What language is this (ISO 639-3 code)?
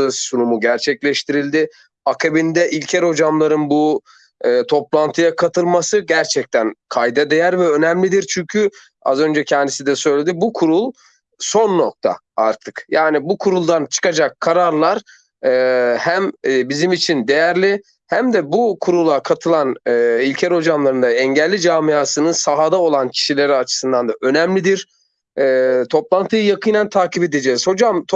tur